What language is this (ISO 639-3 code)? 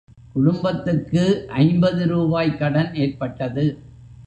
tam